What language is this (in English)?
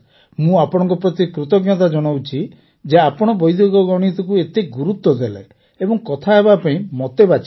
Odia